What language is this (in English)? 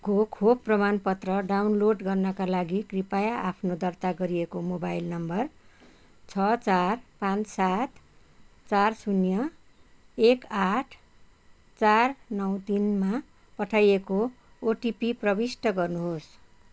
Nepali